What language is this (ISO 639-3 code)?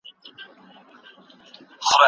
pus